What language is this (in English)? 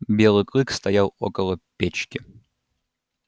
Russian